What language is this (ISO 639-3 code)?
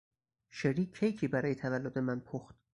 fas